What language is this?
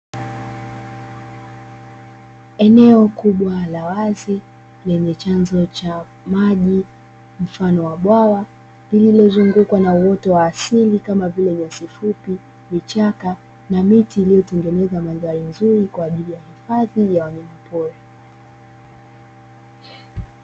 Swahili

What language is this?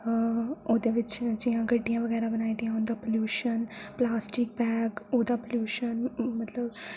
Dogri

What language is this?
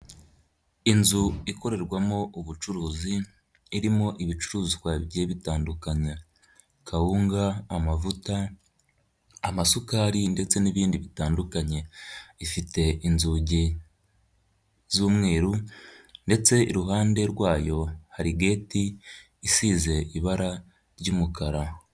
Kinyarwanda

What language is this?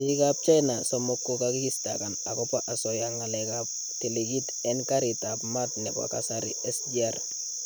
Kalenjin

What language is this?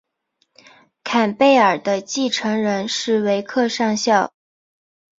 Chinese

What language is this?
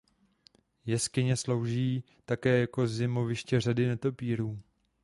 Czech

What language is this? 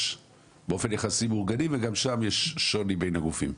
Hebrew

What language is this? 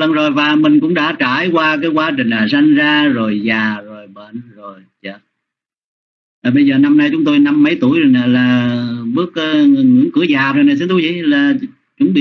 Vietnamese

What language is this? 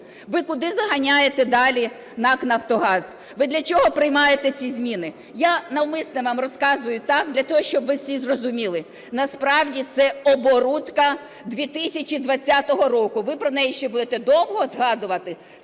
Ukrainian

